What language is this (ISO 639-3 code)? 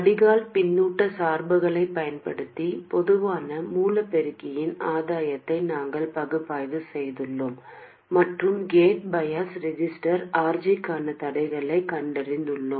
tam